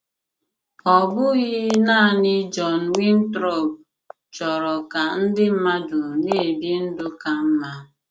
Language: Igbo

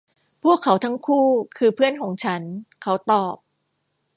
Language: Thai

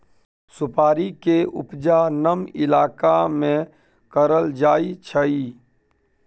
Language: Maithili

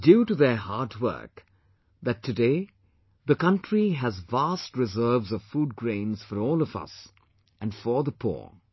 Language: English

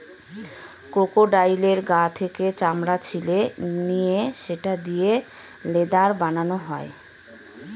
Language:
Bangla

